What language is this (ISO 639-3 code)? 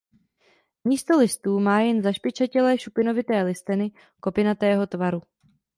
ces